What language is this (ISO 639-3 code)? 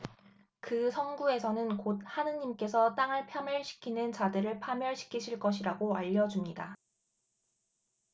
kor